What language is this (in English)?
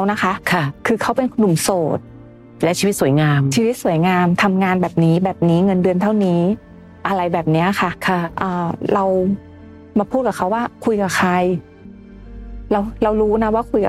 Thai